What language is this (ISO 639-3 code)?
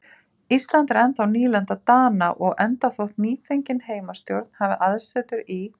isl